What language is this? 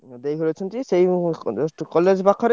Odia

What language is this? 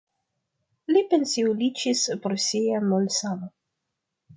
Esperanto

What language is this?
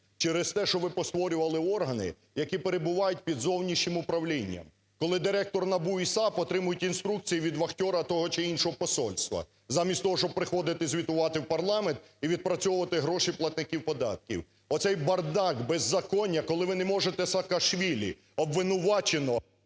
Ukrainian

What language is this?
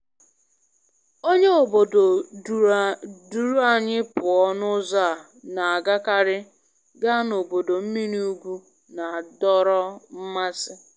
Igbo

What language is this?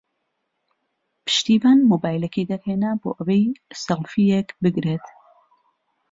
Central Kurdish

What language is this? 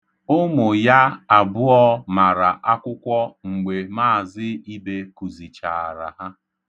Igbo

